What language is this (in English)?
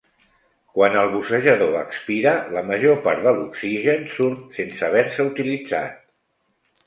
Catalan